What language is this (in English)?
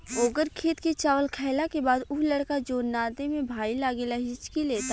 Bhojpuri